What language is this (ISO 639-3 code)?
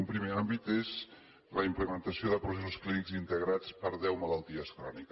cat